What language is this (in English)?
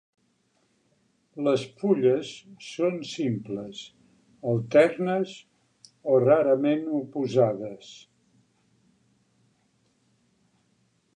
Catalan